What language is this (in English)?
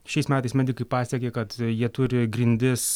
Lithuanian